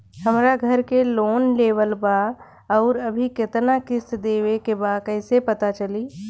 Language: Bhojpuri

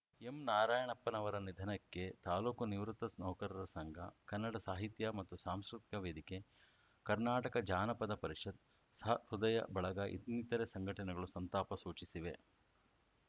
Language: Kannada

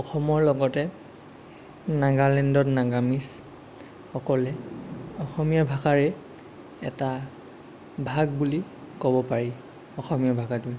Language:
Assamese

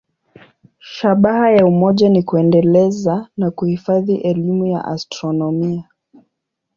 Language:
Swahili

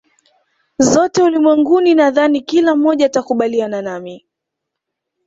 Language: Swahili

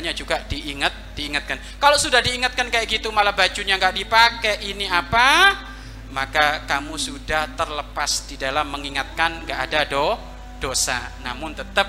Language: Indonesian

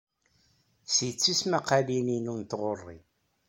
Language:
Kabyle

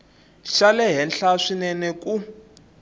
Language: Tsonga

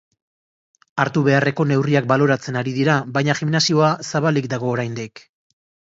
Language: Basque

